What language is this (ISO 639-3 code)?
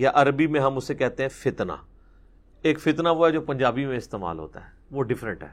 urd